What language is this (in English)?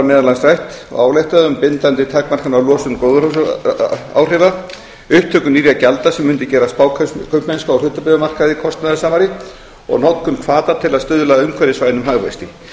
Icelandic